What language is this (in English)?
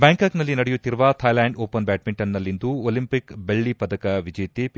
Kannada